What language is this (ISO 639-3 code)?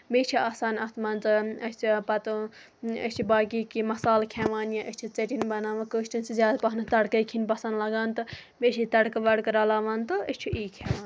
kas